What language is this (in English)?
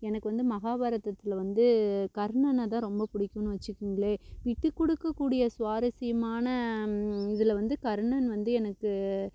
Tamil